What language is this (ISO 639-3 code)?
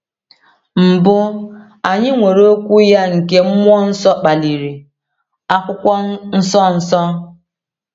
ibo